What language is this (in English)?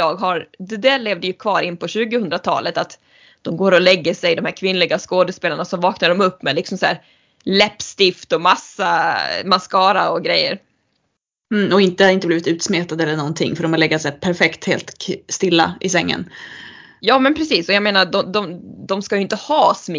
Swedish